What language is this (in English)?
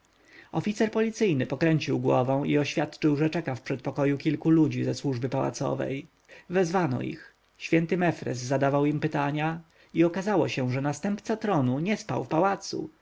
Polish